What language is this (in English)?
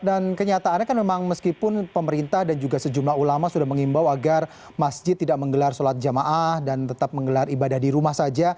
Indonesian